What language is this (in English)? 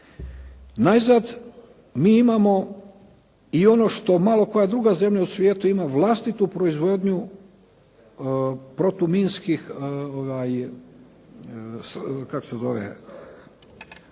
Croatian